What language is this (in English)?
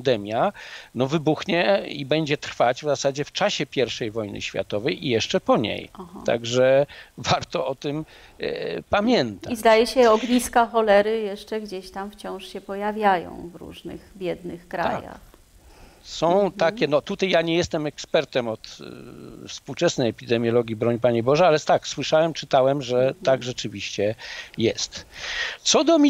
Polish